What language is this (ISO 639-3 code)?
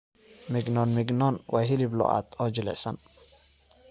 som